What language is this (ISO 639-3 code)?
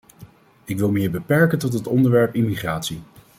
nld